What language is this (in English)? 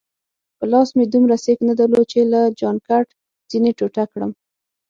Pashto